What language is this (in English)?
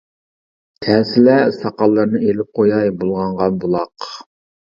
Uyghur